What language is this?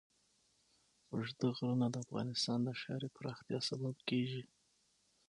Pashto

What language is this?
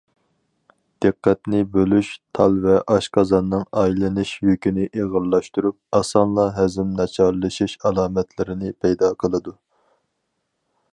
Uyghur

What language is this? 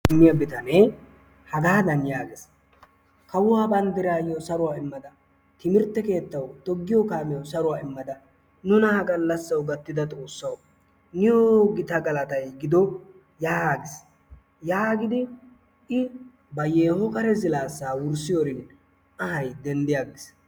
Wolaytta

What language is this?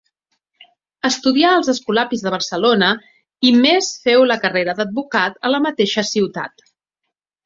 Catalan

